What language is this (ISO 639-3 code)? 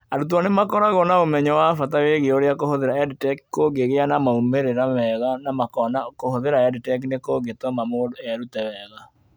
kik